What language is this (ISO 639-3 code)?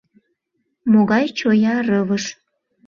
chm